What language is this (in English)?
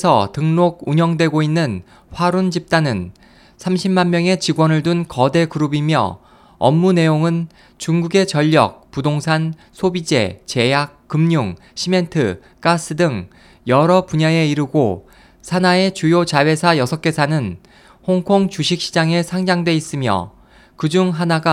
Korean